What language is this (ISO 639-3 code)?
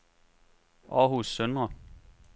dan